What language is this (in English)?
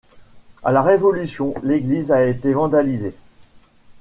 French